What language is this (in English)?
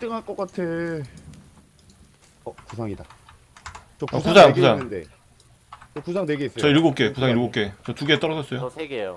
Korean